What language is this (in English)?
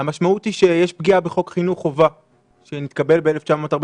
Hebrew